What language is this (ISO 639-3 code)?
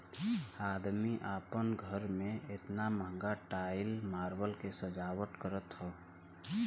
bho